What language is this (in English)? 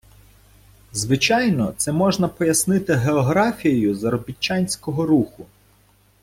Ukrainian